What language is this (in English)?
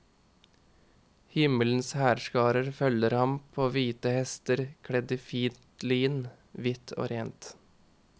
Norwegian